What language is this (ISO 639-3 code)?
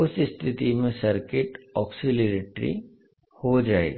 hin